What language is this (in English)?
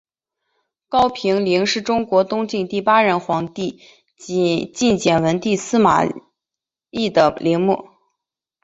Chinese